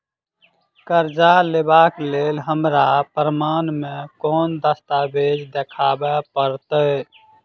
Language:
Maithili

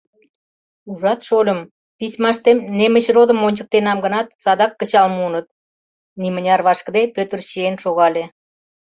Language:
Mari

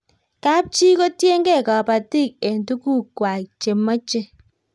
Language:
Kalenjin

